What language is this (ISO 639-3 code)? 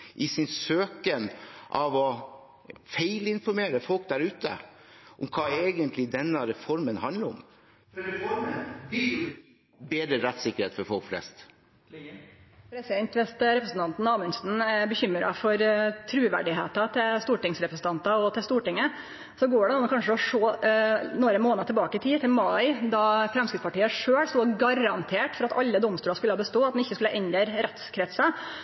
nor